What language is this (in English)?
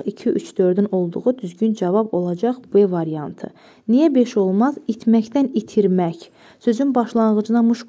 Turkish